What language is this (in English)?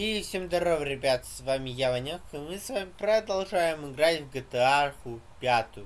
Russian